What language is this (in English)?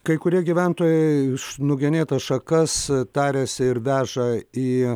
Lithuanian